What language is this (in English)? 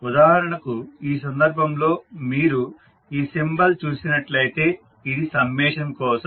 Telugu